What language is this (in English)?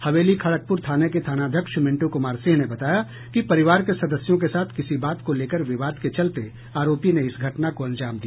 Hindi